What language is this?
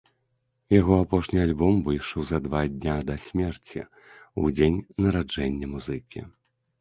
Belarusian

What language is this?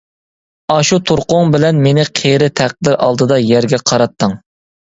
Uyghur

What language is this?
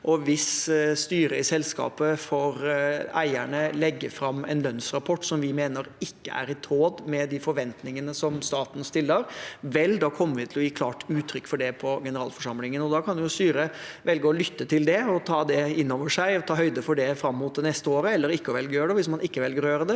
Norwegian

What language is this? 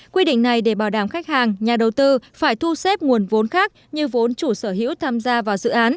Vietnamese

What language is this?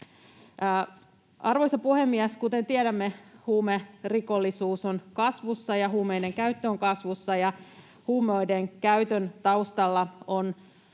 Finnish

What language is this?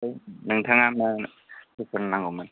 Bodo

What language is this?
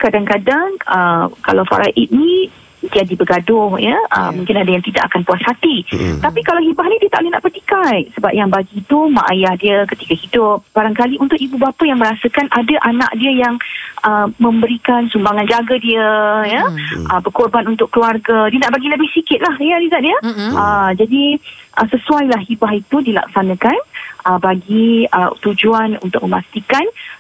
Malay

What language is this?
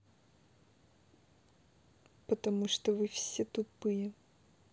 Russian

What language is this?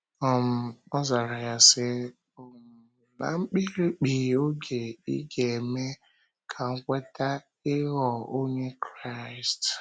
Igbo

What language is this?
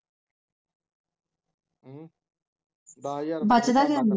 Punjabi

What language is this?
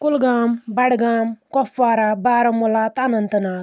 Kashmiri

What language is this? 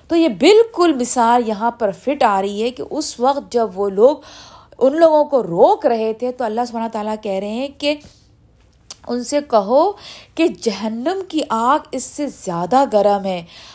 Urdu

